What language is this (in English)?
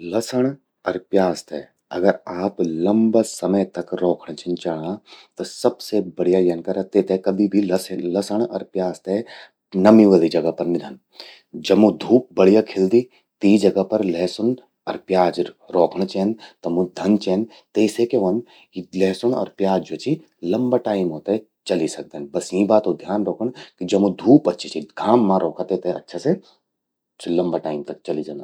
Garhwali